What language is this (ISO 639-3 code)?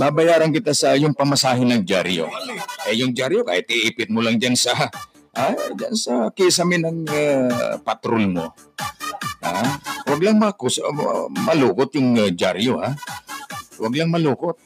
fil